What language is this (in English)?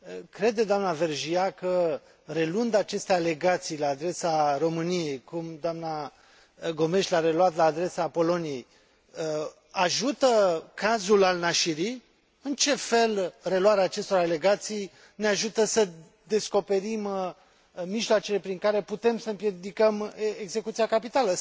Romanian